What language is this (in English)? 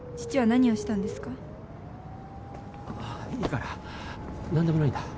Japanese